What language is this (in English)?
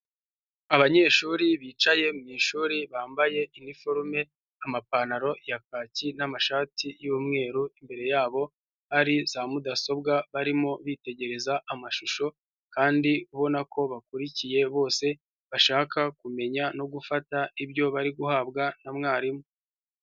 Kinyarwanda